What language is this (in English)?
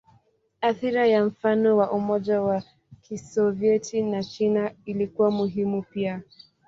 Swahili